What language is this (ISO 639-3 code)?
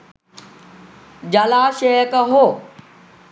sin